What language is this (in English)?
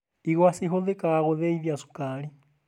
Kikuyu